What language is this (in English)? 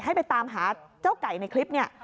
Thai